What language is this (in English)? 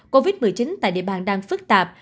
Vietnamese